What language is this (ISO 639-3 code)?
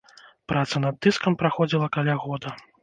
bel